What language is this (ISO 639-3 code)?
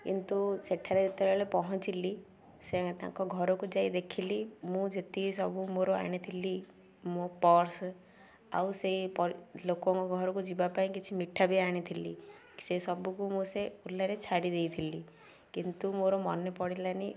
ori